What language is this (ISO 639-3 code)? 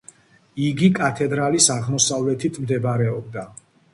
kat